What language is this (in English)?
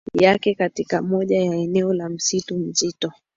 Swahili